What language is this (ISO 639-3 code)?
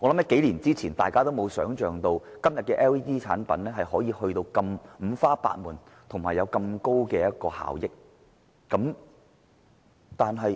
yue